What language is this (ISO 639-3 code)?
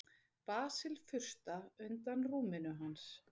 isl